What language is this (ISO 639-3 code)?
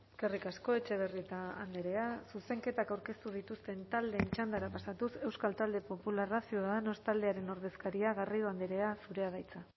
eus